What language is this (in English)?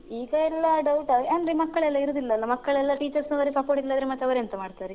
Kannada